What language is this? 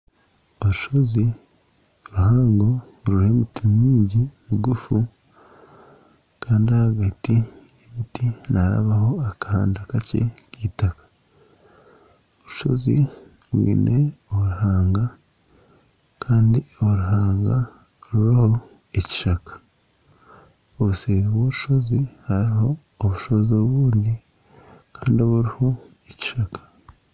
Nyankole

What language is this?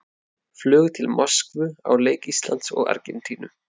Icelandic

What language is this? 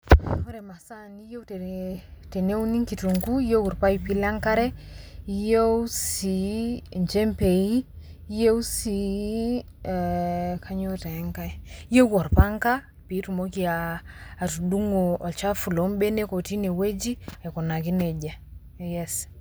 Masai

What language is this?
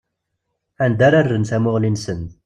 Kabyle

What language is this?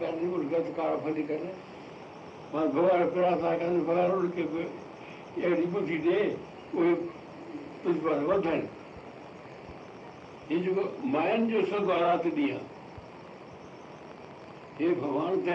Hindi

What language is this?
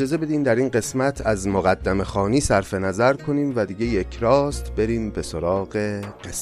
Persian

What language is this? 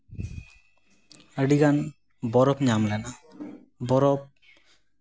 Santali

